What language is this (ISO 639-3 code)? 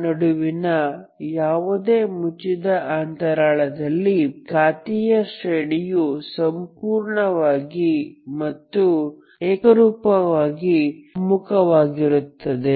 kan